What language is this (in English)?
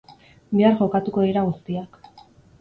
Basque